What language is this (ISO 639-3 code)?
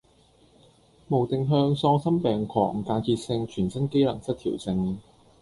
yue